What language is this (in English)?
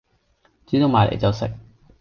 Cantonese